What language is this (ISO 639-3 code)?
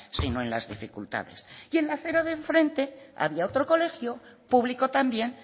spa